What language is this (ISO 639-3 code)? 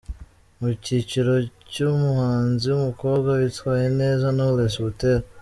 kin